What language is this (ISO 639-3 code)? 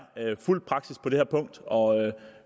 dan